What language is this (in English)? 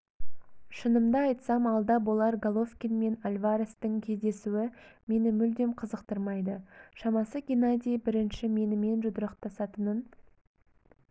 Kazakh